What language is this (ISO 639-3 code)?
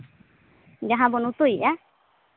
sat